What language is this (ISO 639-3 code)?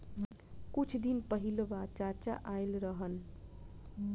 bho